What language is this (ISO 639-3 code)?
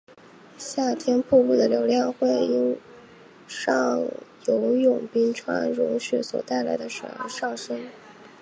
zho